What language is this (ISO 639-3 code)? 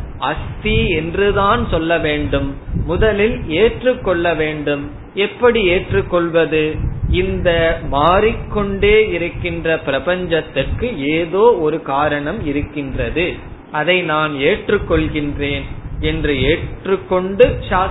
tam